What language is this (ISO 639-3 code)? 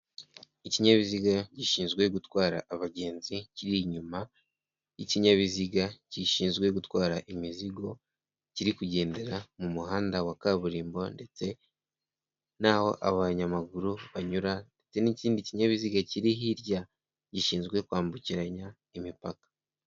kin